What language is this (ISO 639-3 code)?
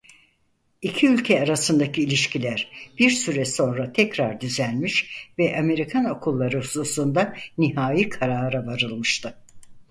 tur